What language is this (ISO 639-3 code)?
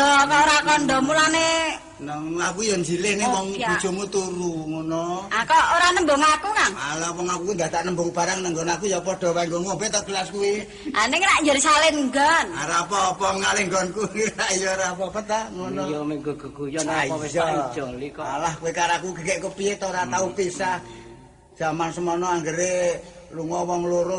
ind